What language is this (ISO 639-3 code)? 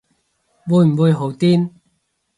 yue